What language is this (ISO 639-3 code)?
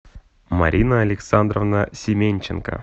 rus